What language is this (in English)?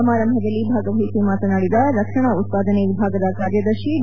Kannada